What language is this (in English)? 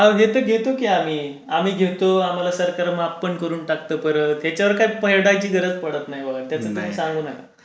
Marathi